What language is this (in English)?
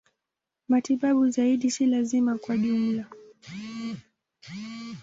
Swahili